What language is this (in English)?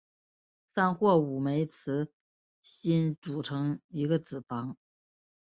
Chinese